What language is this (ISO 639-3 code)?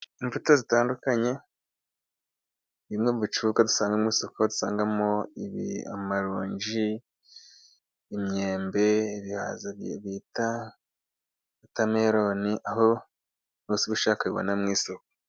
kin